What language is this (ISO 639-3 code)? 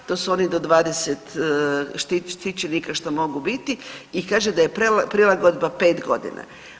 hrv